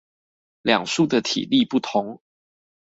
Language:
Chinese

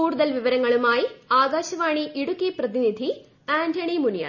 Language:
Malayalam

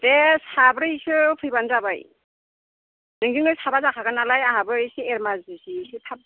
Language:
Bodo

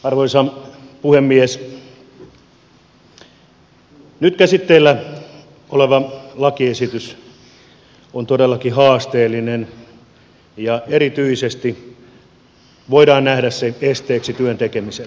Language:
Finnish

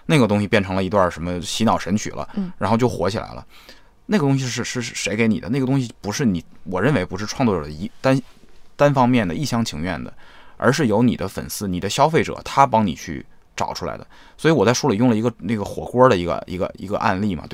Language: Chinese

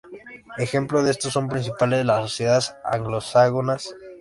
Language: Spanish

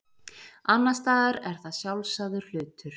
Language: Icelandic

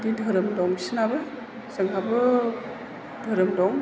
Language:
Bodo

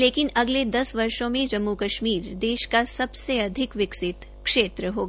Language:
Hindi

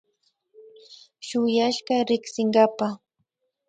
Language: Imbabura Highland Quichua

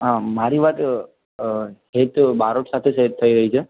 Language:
Gujarati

